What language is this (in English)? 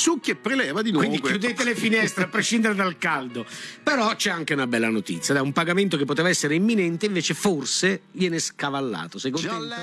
Italian